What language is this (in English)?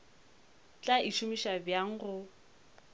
Northern Sotho